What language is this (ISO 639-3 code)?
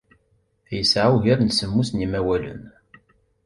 kab